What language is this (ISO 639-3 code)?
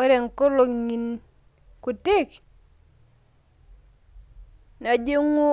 mas